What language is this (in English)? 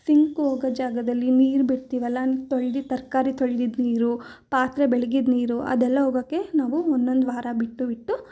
Kannada